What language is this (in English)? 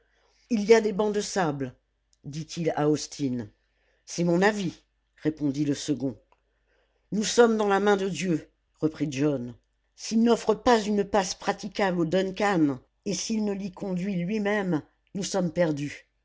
French